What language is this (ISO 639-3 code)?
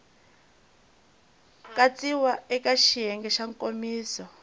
tso